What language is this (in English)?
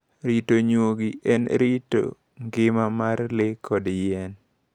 Luo (Kenya and Tanzania)